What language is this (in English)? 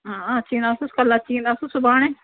Sindhi